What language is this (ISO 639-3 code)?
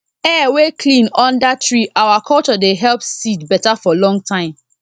pcm